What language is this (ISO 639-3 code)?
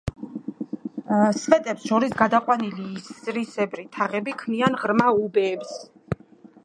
kat